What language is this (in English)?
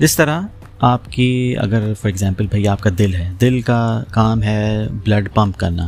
Urdu